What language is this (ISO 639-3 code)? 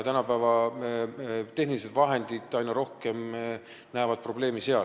est